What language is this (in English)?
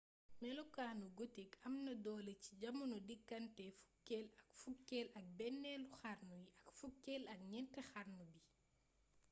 Wolof